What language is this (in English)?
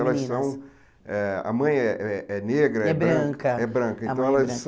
Portuguese